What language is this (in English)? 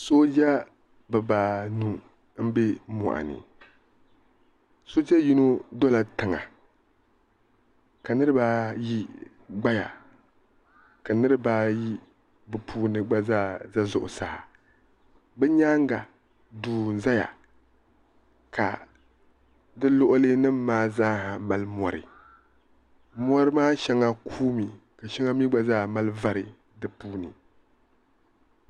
Dagbani